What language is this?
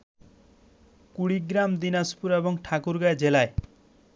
Bangla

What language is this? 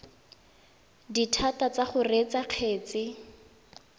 Tswana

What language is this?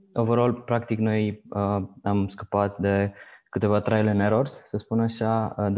Romanian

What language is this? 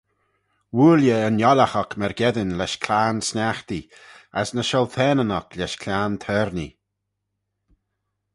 Manx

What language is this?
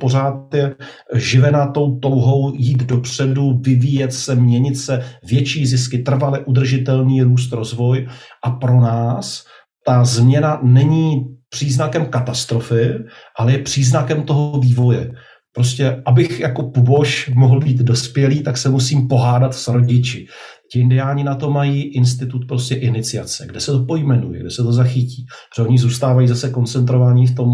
Czech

